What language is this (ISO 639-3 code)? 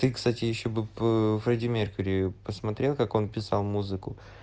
rus